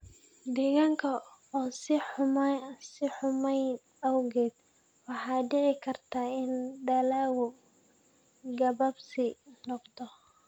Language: Somali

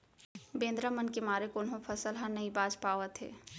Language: Chhattisgarhi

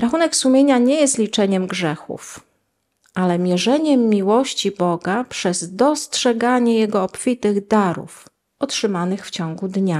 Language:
Polish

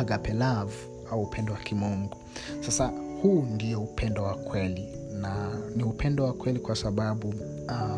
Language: Swahili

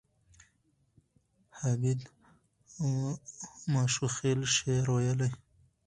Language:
Pashto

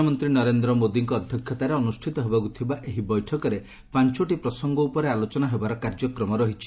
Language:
Odia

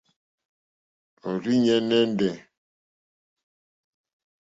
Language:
Mokpwe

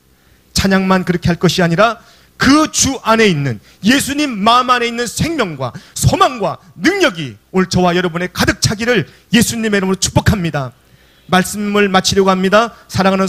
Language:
Korean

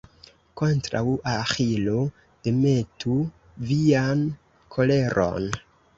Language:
Esperanto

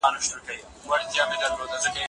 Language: Pashto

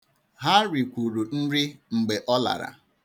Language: Igbo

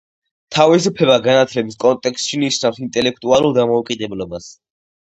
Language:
Georgian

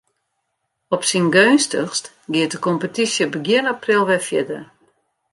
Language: Western Frisian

